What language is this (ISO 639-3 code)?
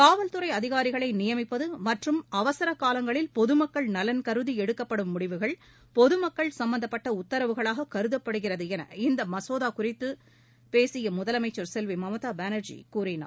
tam